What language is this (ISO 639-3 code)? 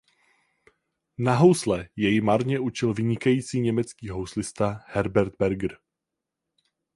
ces